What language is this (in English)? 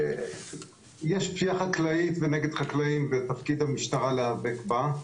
Hebrew